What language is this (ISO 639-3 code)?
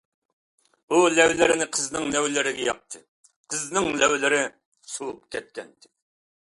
uig